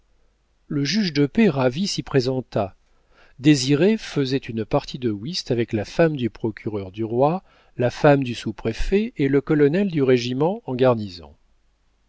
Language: French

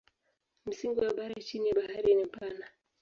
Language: Swahili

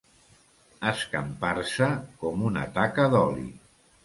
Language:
Catalan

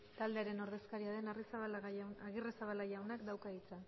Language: Basque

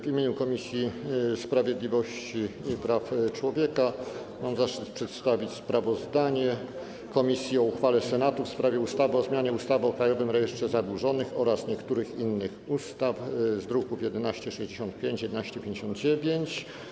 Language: Polish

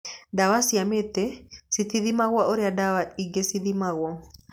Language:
Kikuyu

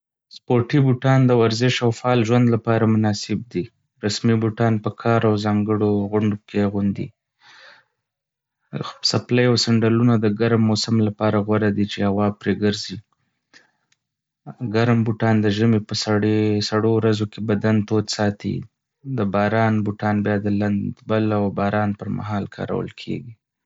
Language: Pashto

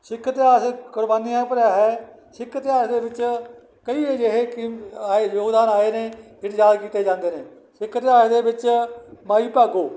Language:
Punjabi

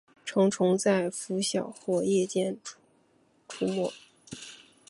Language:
Chinese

